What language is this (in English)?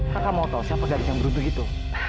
Indonesian